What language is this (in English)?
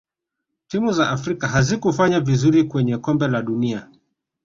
Swahili